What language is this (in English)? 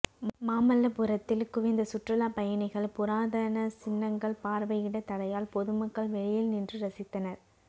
Tamil